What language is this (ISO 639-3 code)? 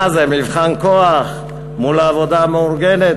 heb